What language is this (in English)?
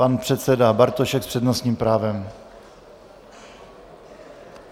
Czech